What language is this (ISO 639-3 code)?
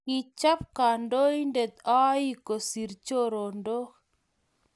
kln